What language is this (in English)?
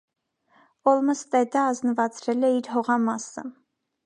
Armenian